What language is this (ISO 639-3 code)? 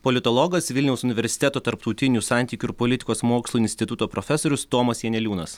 lit